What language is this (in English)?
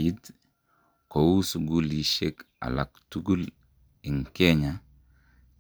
Kalenjin